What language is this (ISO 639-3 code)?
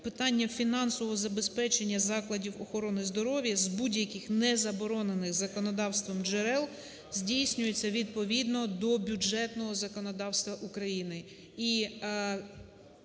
ukr